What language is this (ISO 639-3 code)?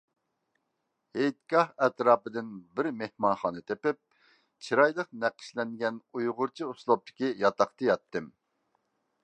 uig